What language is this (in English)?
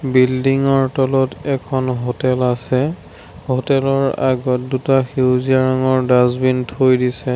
Assamese